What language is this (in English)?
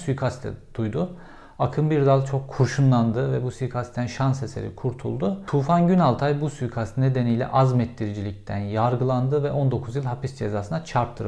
Turkish